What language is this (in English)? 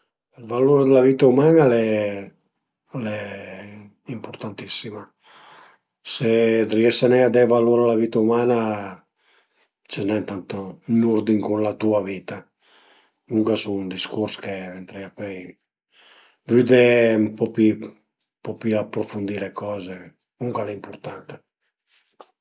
Piedmontese